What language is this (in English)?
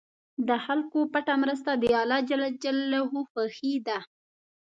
Pashto